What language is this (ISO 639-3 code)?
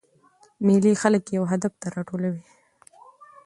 pus